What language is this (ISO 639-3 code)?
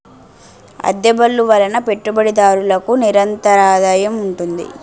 tel